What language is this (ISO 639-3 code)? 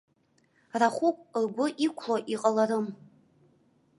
abk